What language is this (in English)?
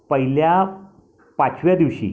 Marathi